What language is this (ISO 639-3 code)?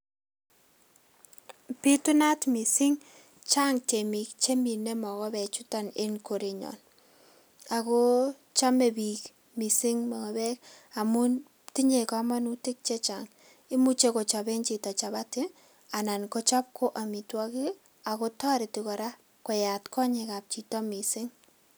kln